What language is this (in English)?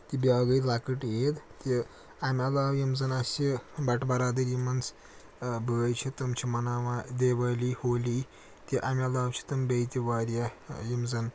Kashmiri